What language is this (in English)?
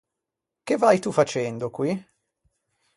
Italian